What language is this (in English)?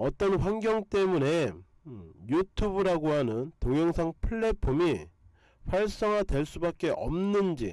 Korean